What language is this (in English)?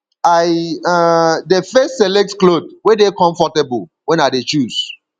Nigerian Pidgin